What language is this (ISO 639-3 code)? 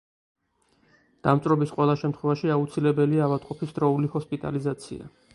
kat